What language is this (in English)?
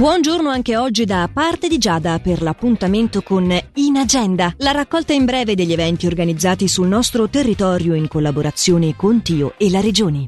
Italian